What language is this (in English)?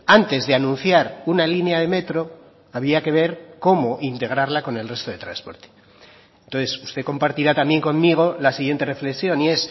Spanish